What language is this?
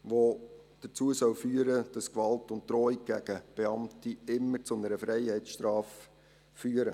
Swiss German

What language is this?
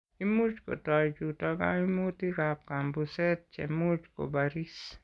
Kalenjin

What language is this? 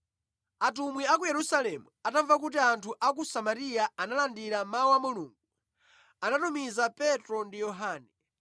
Nyanja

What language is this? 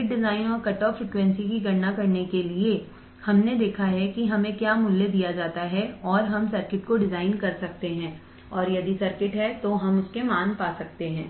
Hindi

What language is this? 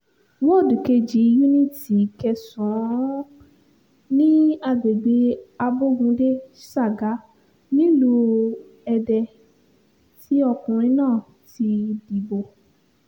Yoruba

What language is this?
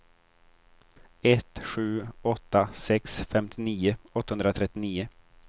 Swedish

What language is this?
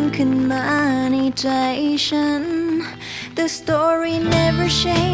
Thai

